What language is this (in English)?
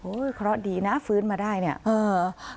Thai